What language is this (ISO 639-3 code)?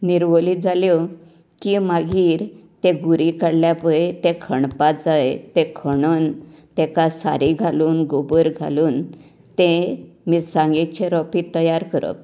kok